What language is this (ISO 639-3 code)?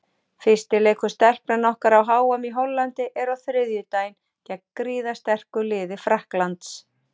isl